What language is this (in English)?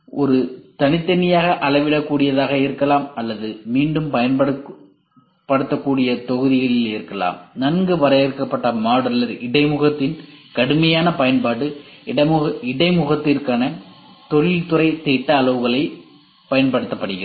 Tamil